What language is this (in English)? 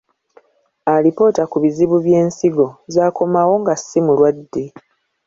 Ganda